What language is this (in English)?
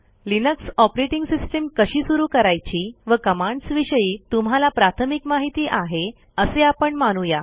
Marathi